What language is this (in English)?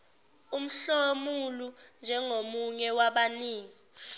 Zulu